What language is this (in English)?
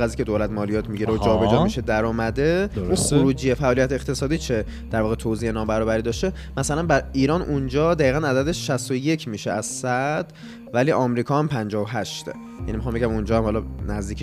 Persian